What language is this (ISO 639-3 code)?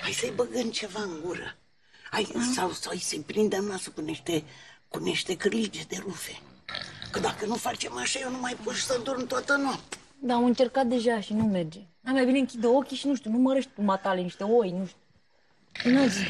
ron